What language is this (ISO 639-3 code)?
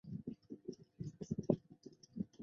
zho